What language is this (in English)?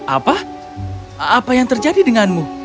Indonesian